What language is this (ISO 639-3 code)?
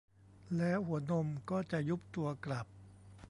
tha